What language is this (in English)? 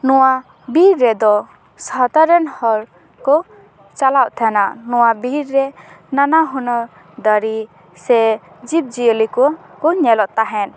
Santali